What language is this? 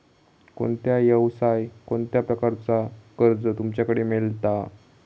Marathi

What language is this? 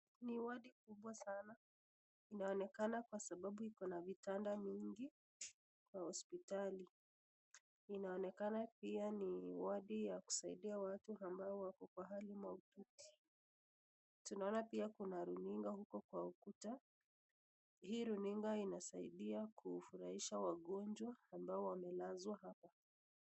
Swahili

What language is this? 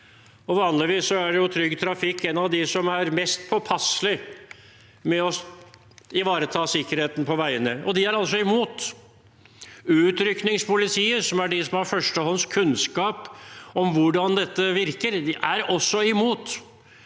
Norwegian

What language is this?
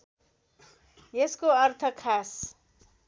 Nepali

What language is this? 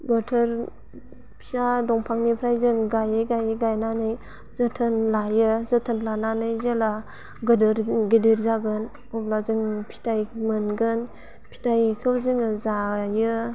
Bodo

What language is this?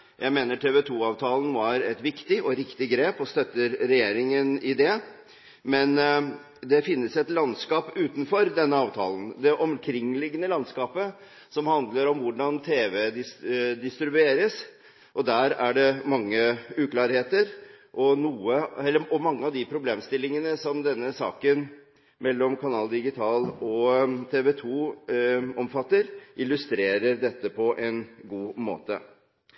Norwegian Bokmål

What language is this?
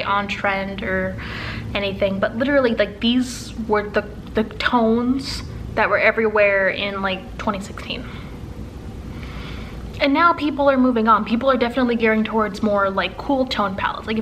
English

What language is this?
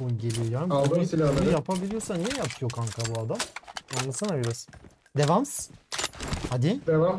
Turkish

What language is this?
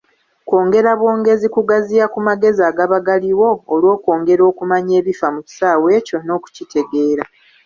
Ganda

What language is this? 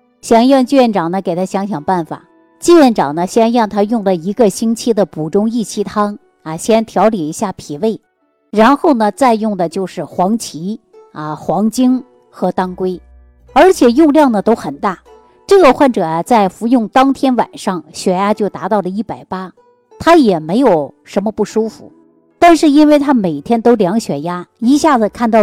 Chinese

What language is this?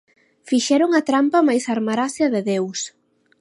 Galician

